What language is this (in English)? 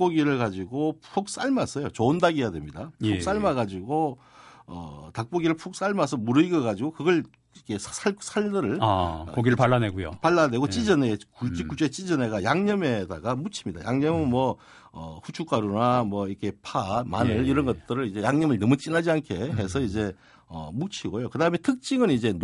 Korean